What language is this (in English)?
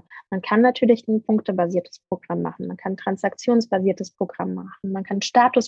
German